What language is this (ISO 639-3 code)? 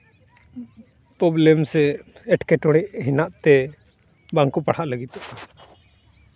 sat